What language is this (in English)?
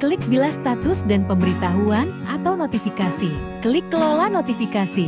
Indonesian